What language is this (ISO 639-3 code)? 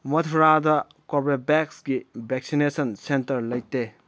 mni